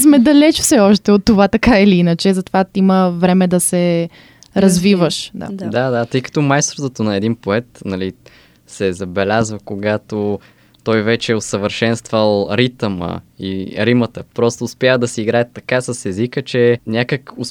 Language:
Bulgarian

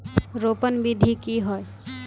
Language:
Magahi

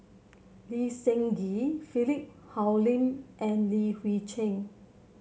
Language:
English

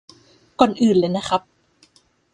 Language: Thai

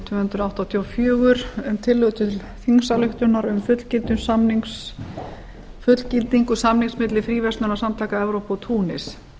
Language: Icelandic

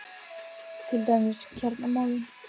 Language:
Icelandic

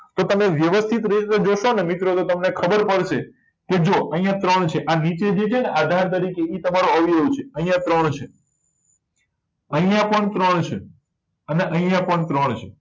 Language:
Gujarati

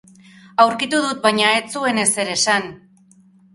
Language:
Basque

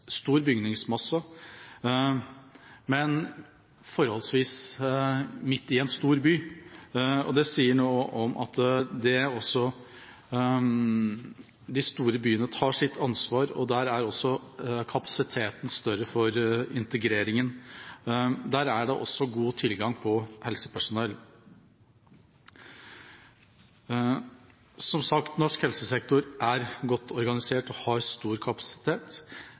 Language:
Norwegian Bokmål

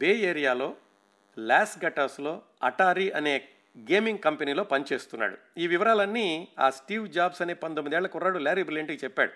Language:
Telugu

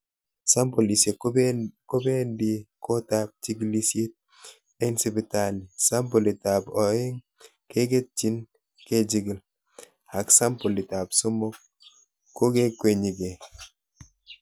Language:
Kalenjin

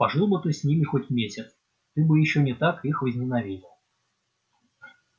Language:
Russian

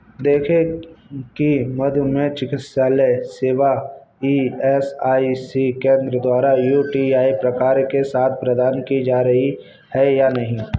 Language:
Hindi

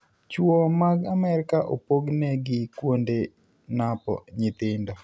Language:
Luo (Kenya and Tanzania)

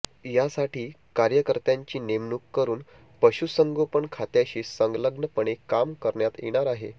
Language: Marathi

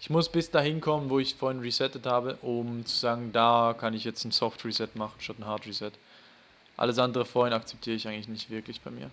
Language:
German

